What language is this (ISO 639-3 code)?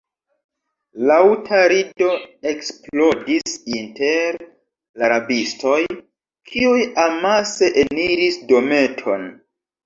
epo